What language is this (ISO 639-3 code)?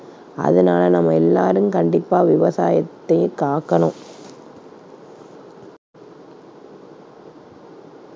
tam